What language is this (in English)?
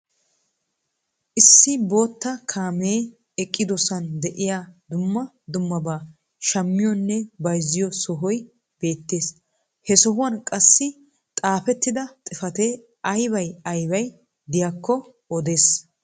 Wolaytta